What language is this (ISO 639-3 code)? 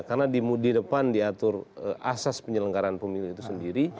ind